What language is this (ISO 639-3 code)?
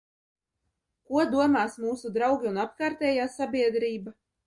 lav